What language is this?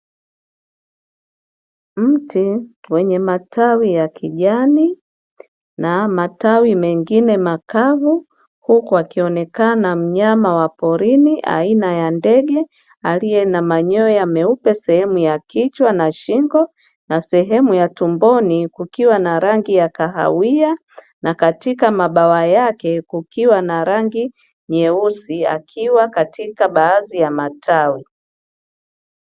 Swahili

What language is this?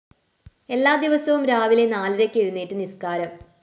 Malayalam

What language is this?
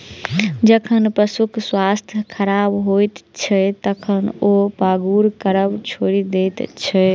Maithili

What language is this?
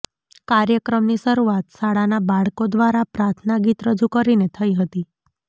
Gujarati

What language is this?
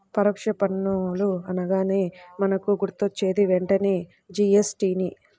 Telugu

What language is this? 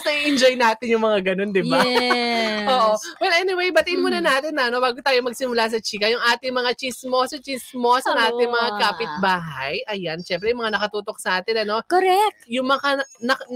Filipino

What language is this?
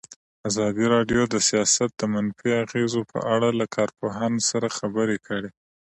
Pashto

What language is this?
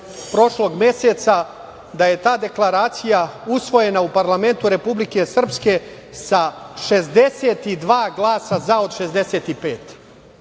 Serbian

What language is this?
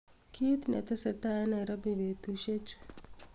Kalenjin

